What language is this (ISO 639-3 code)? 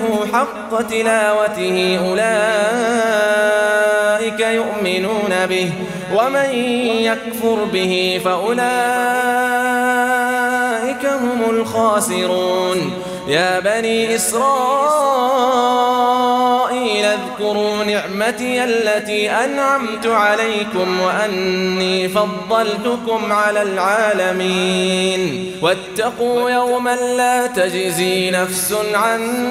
ara